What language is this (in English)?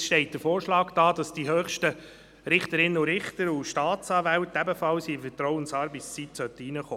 Swiss German